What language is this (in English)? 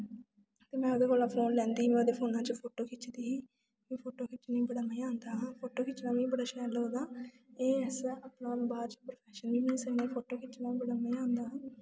Dogri